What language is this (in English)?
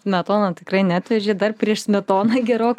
Lithuanian